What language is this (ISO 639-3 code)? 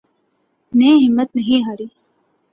urd